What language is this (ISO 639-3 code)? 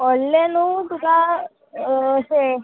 kok